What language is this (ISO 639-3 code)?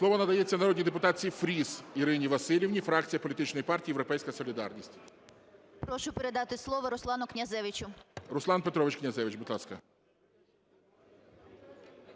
ukr